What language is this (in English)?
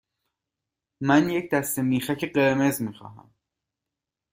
Persian